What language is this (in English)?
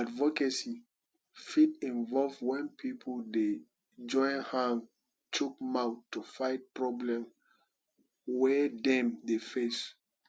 Nigerian Pidgin